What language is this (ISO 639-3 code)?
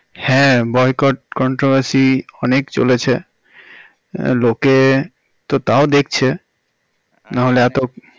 ben